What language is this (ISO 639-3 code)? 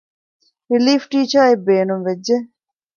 div